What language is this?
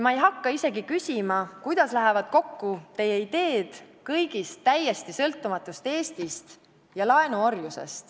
Estonian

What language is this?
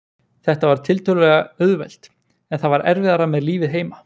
Icelandic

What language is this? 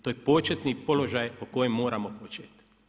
Croatian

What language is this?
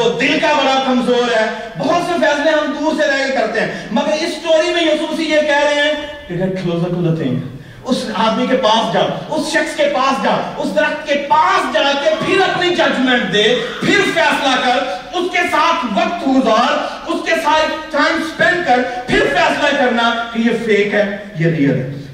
Urdu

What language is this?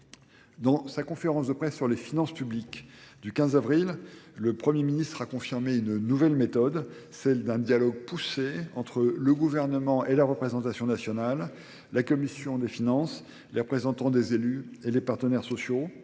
French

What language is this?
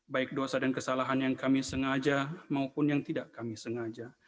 Indonesian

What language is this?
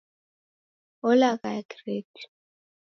Taita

